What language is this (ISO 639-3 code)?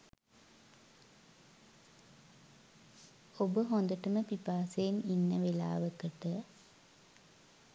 sin